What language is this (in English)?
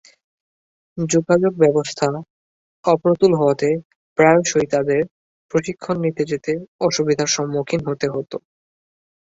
Bangla